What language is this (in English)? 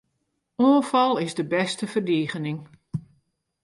Western Frisian